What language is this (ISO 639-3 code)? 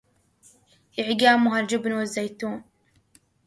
ara